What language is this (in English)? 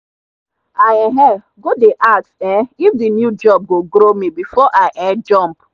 Nigerian Pidgin